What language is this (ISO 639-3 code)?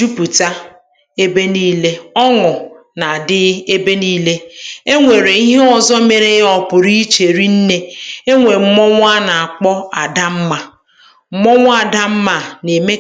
ibo